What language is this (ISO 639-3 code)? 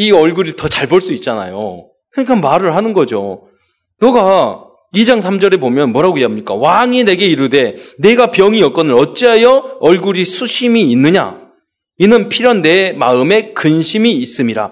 kor